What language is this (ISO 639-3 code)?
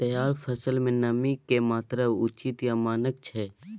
mai